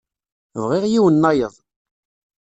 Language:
Kabyle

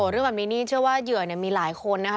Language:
Thai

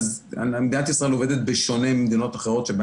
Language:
Hebrew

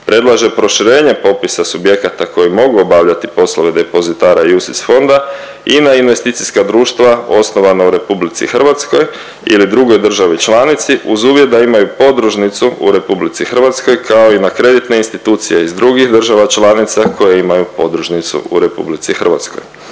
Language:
Croatian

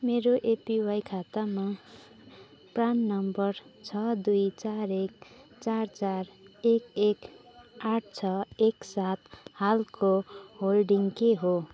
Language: Nepali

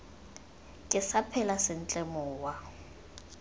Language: Tswana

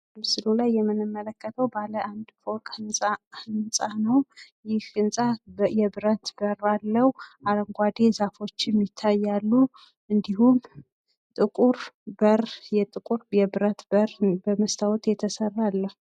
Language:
Amharic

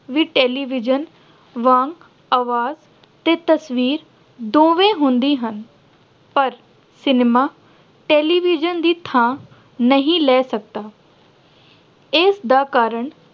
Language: Punjabi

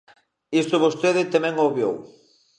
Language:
Galician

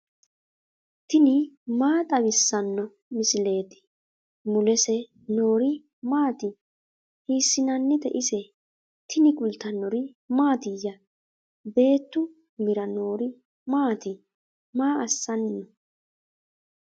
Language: Sidamo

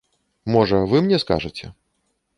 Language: Belarusian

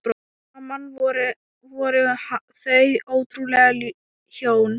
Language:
Icelandic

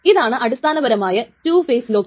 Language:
Malayalam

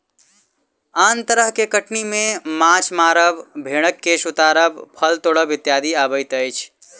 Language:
Maithili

